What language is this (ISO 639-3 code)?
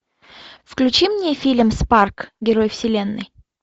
rus